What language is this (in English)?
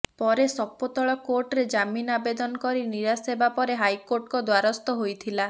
Odia